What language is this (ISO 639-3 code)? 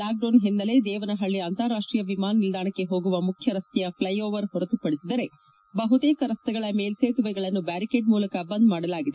kan